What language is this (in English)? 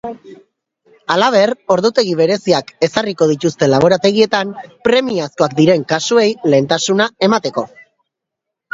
Basque